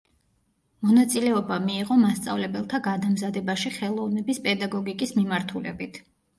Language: Georgian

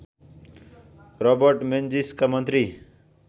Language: Nepali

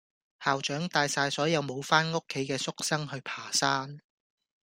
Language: Cantonese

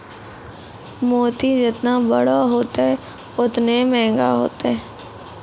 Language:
Maithili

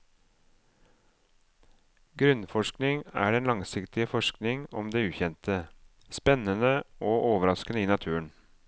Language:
Norwegian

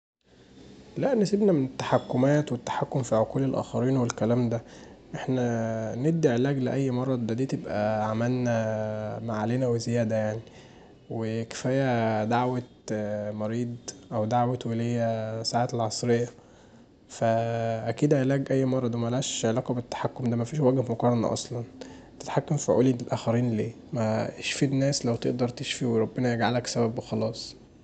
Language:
Egyptian Arabic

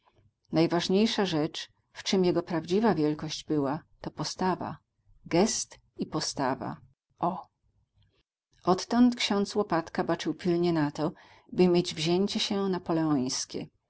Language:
Polish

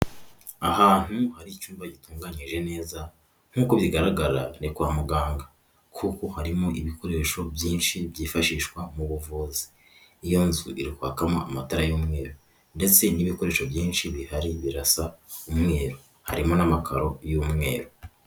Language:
Kinyarwanda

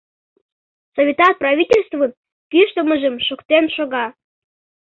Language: Mari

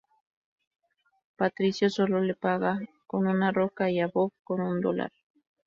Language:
Spanish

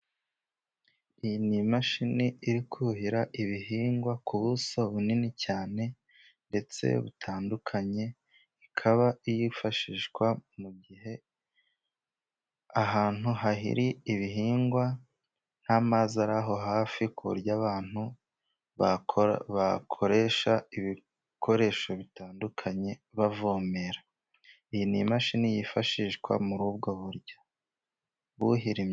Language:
Kinyarwanda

